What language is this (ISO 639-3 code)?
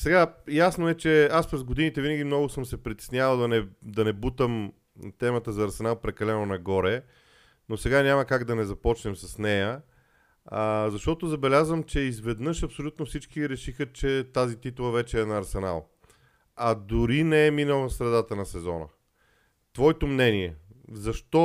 bul